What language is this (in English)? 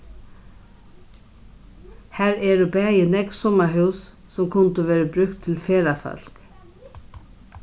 Faroese